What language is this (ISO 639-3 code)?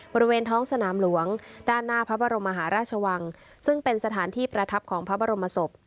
tha